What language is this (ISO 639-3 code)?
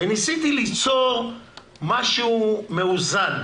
heb